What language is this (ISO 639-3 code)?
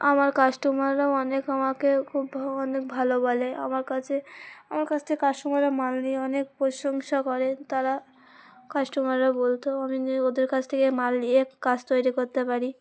ben